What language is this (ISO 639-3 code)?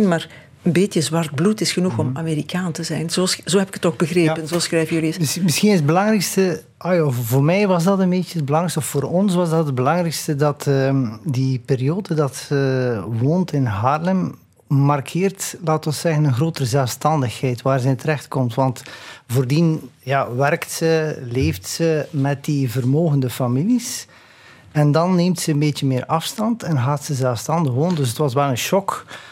nld